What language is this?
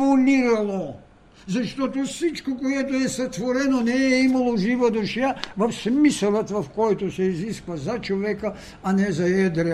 Bulgarian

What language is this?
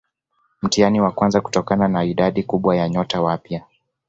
Swahili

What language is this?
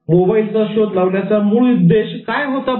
Marathi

